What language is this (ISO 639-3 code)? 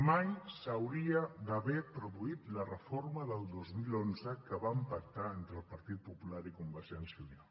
cat